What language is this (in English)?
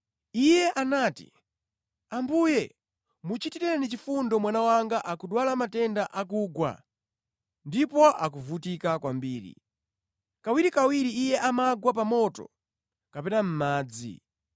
Nyanja